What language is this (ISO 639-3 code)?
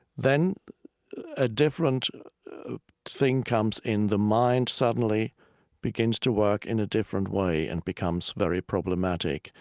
eng